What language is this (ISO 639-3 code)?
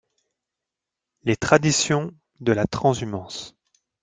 fra